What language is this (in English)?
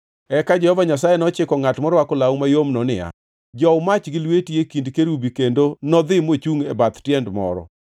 Luo (Kenya and Tanzania)